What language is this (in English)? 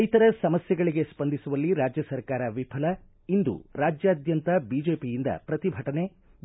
Kannada